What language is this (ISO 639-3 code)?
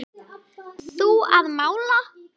isl